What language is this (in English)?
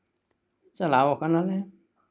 Santali